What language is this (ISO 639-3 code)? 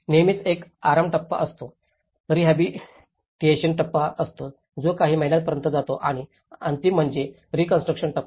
mar